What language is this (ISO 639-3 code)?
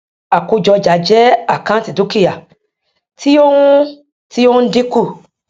yor